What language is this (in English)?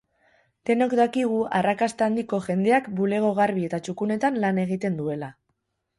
Basque